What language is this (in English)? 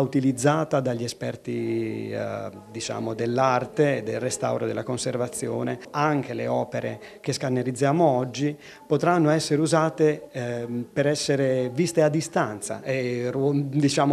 Italian